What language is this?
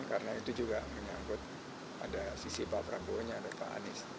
Indonesian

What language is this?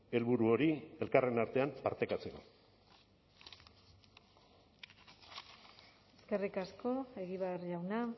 Basque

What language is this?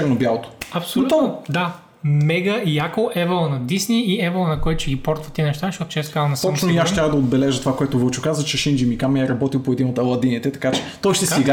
Bulgarian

